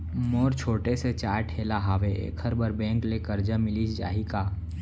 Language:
Chhattisgarhi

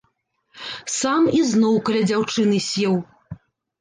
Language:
Belarusian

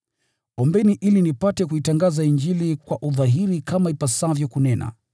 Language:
Swahili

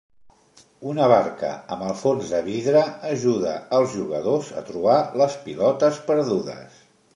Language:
Catalan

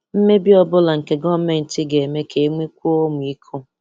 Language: Igbo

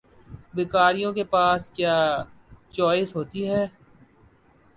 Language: Urdu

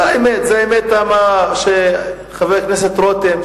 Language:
Hebrew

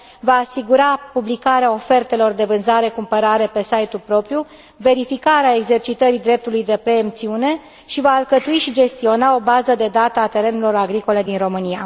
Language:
Romanian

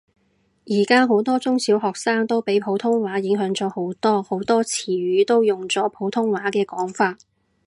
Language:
Cantonese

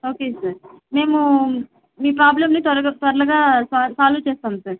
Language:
Telugu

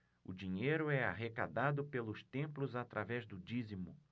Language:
Portuguese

